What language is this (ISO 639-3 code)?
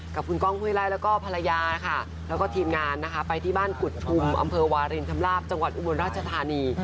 tha